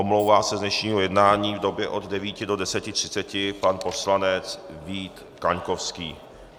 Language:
Czech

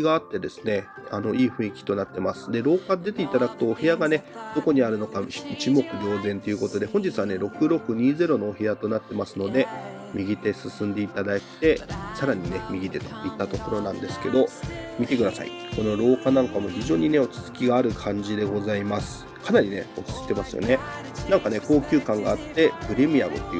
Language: Japanese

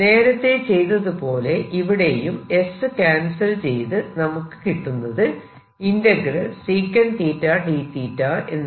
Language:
Malayalam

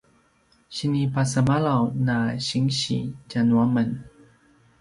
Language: Paiwan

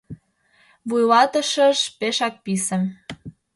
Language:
Mari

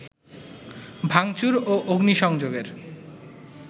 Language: Bangla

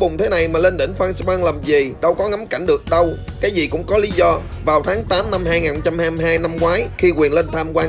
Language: Vietnamese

